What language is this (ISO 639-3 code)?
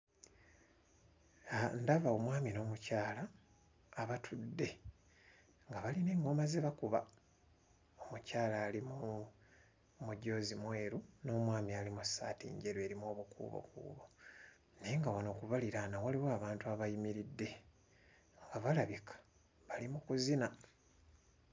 lug